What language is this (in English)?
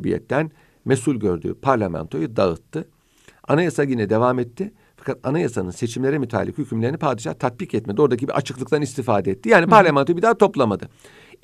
Turkish